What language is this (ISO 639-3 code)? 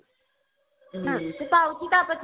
ori